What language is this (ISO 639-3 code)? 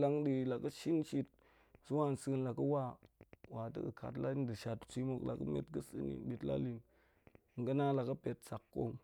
ank